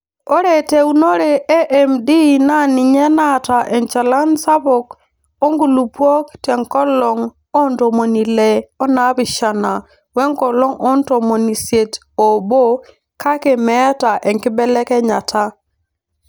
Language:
Masai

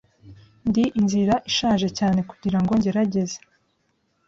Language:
Kinyarwanda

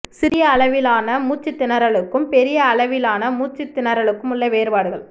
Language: Tamil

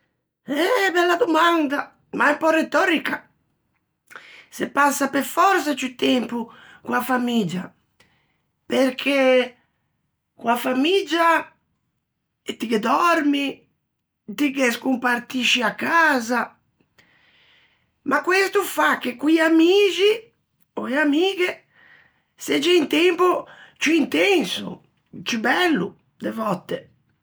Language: Ligurian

